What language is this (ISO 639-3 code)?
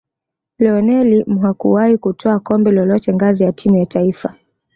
swa